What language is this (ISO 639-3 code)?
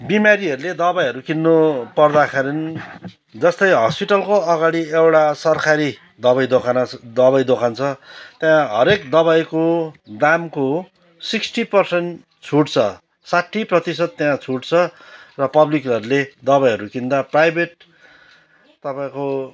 nep